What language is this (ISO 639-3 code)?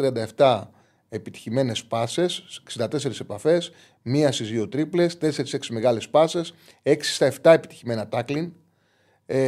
ell